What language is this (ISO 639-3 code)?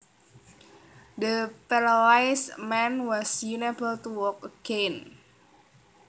jav